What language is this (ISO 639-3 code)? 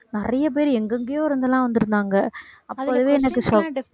tam